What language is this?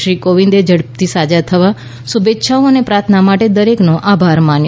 Gujarati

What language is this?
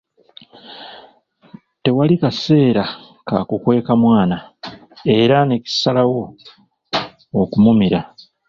Ganda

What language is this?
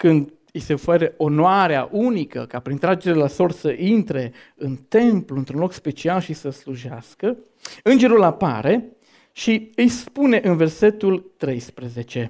Romanian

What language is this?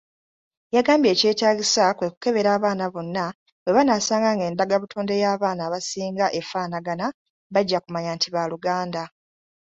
Ganda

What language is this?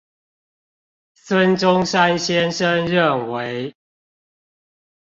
Chinese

